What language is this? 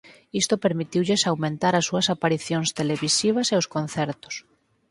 Galician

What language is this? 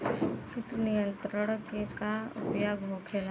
Bhojpuri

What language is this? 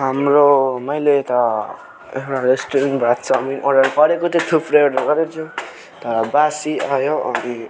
Nepali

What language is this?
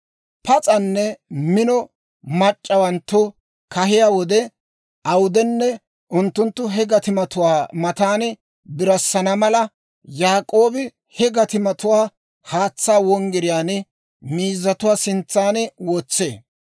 Dawro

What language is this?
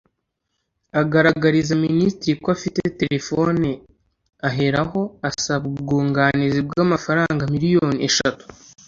Kinyarwanda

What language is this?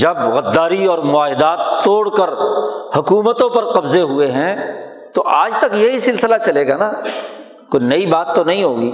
Urdu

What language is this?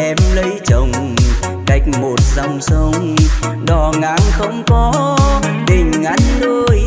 Vietnamese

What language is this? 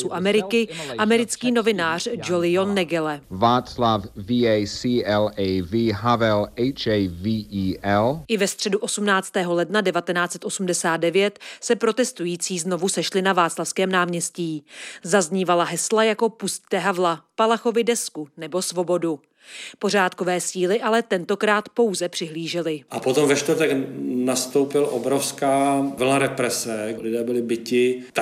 Czech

